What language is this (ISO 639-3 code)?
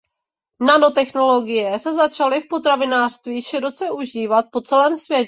ces